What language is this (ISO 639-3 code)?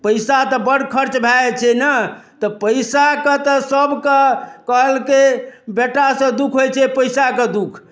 mai